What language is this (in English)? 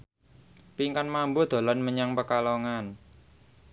Javanese